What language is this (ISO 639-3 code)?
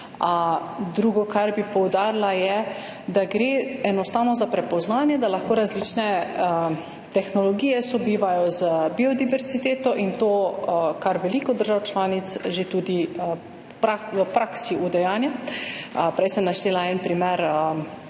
slv